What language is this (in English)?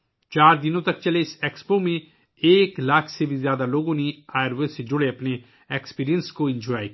Urdu